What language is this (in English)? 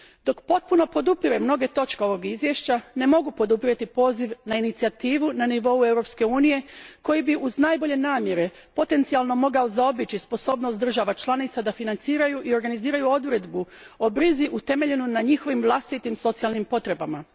Croatian